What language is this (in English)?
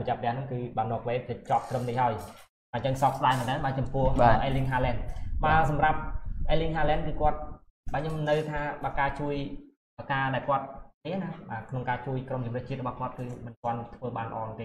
Vietnamese